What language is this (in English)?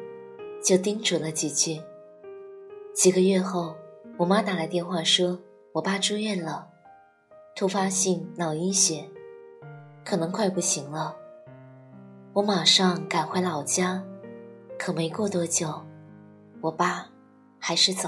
Chinese